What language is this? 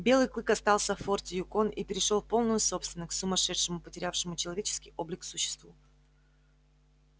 Russian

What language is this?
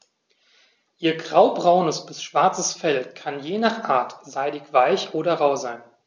German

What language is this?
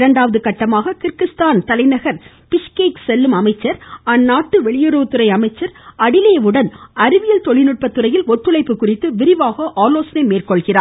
Tamil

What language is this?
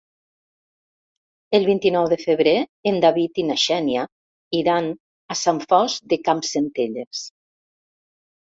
Catalan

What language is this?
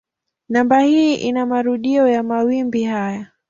Swahili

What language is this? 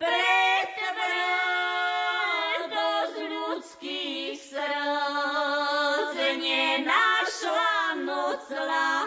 Slovak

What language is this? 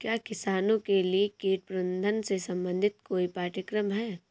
Hindi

